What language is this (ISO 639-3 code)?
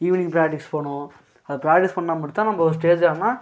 tam